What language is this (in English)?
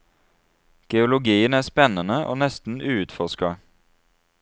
Norwegian